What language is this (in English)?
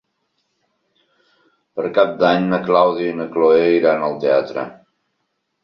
Catalan